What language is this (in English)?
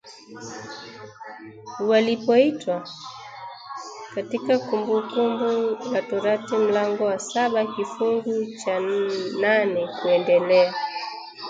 Swahili